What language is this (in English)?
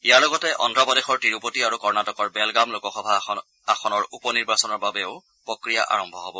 Assamese